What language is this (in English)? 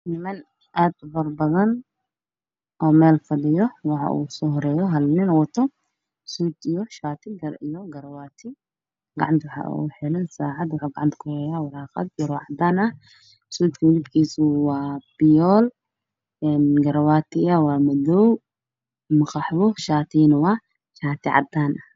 Somali